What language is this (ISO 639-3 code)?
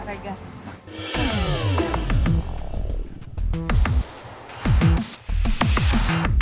ind